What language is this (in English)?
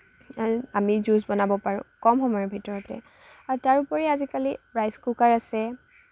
Assamese